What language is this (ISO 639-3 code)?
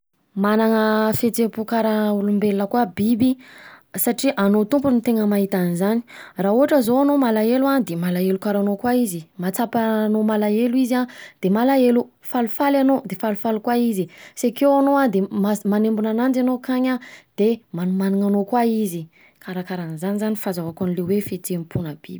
bzc